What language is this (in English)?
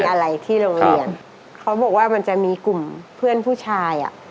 Thai